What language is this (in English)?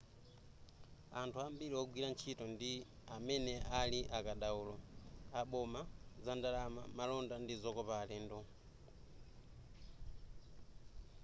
Nyanja